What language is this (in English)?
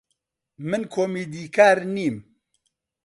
Central Kurdish